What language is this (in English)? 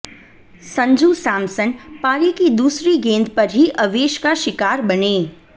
Hindi